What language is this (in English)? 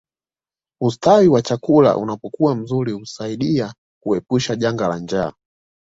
Swahili